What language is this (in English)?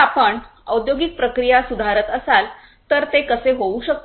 Marathi